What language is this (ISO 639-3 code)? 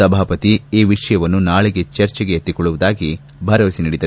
kan